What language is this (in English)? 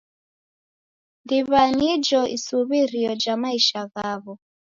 Taita